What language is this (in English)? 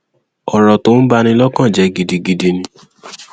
Yoruba